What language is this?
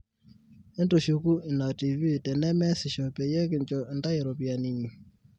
Masai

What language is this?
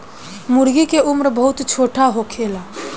Bhojpuri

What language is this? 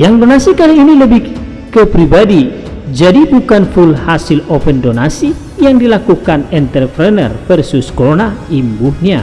Indonesian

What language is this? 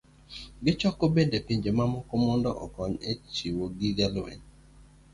Luo (Kenya and Tanzania)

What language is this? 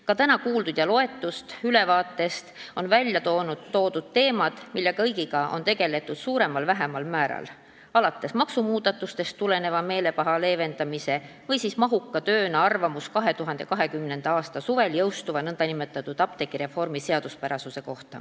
Estonian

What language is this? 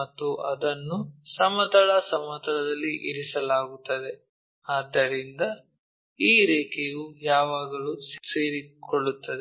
Kannada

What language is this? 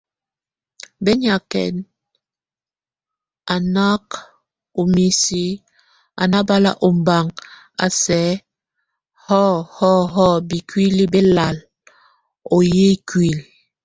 Tunen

